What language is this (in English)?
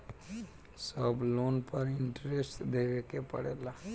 Bhojpuri